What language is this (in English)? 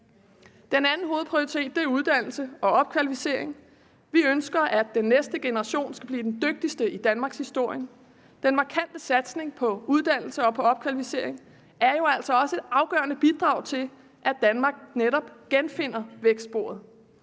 Danish